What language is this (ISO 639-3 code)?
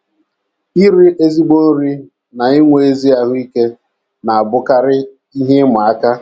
ibo